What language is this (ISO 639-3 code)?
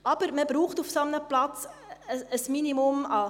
gsw